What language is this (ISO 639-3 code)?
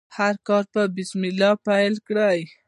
pus